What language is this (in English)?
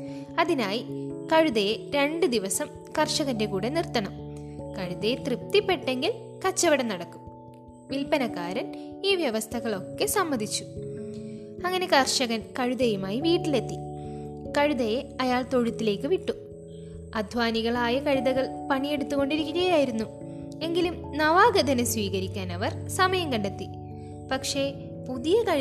Malayalam